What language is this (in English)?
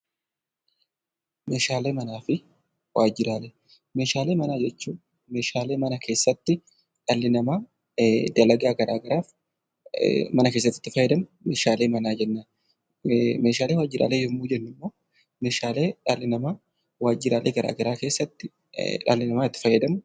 Oromo